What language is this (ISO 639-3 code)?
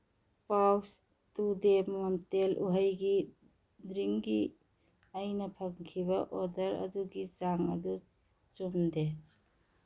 mni